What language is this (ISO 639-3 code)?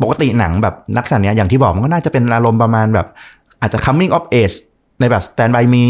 tha